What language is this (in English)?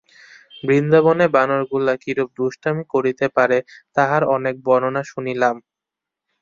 Bangla